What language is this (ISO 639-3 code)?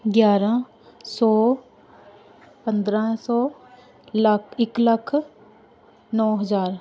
pan